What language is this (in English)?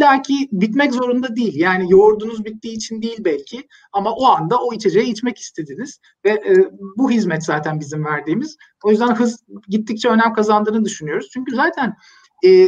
Turkish